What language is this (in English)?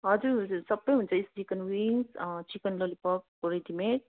Nepali